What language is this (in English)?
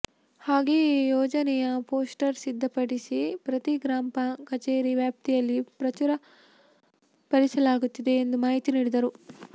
Kannada